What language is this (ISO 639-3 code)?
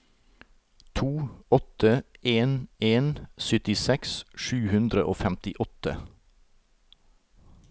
nor